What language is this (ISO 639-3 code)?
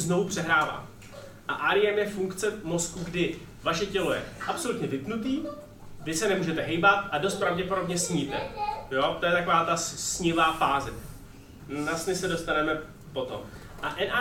ces